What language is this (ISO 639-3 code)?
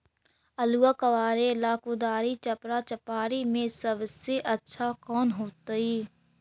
mag